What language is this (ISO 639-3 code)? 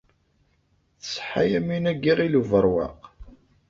kab